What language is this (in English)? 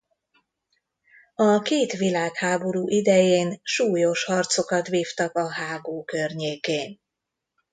Hungarian